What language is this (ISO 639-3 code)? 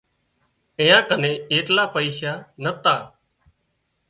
kxp